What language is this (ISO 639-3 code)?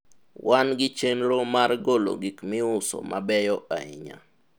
luo